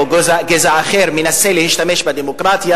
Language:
Hebrew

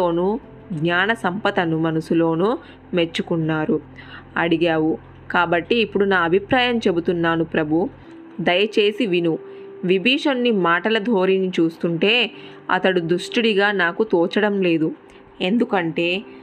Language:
Telugu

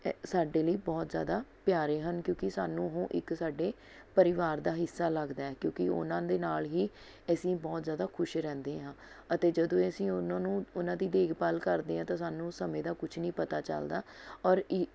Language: Punjabi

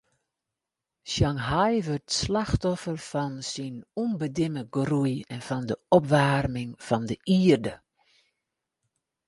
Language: Western Frisian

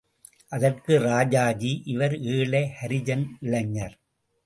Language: Tamil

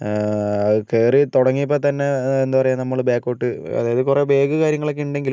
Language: Malayalam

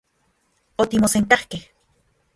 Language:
Central Puebla Nahuatl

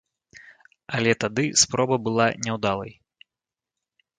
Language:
Belarusian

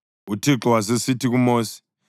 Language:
North Ndebele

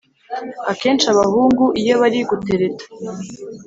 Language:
Kinyarwanda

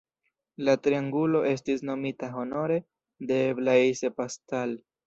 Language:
Esperanto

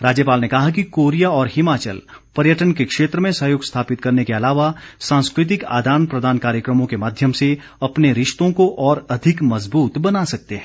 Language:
Hindi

